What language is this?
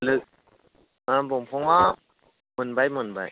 Bodo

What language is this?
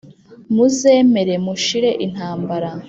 Kinyarwanda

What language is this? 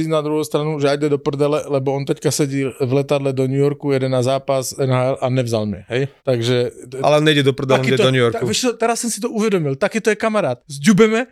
Slovak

